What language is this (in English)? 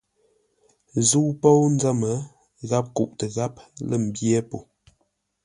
Ngombale